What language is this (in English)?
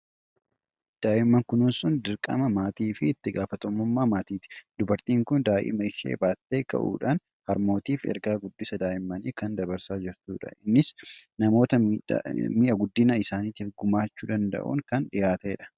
Oromo